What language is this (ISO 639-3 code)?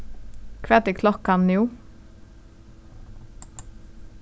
fao